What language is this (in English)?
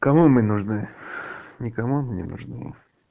Russian